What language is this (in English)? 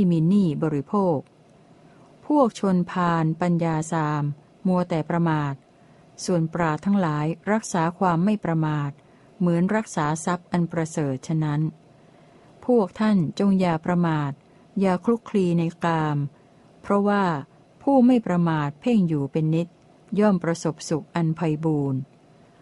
Thai